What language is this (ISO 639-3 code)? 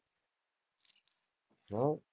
guj